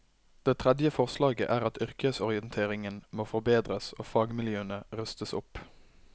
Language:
Norwegian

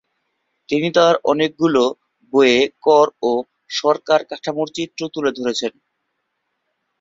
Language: Bangla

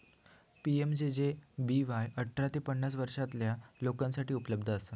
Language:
Marathi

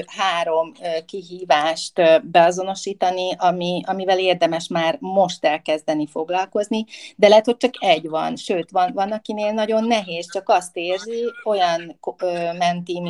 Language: Hungarian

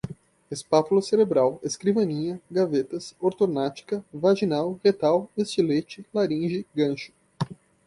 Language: Portuguese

